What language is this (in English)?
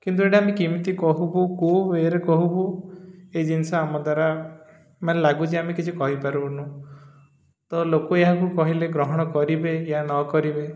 Odia